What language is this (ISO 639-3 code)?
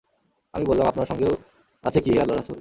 ben